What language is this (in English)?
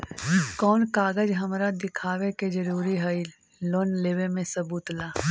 Magahi